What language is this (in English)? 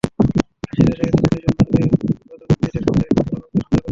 Bangla